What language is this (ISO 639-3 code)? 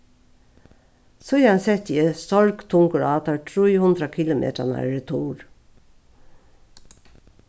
fao